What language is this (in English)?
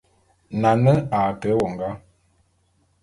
Bulu